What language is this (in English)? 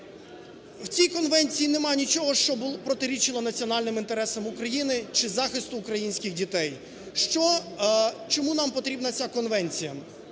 Ukrainian